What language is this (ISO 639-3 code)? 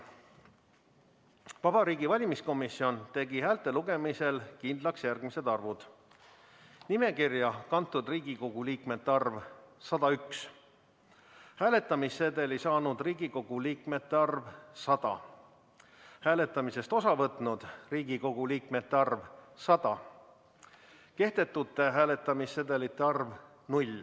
est